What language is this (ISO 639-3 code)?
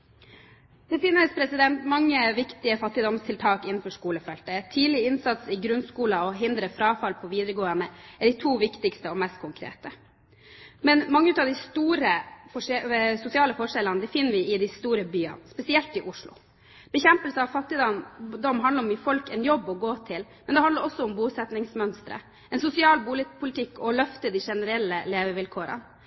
nob